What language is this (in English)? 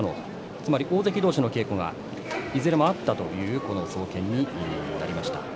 Japanese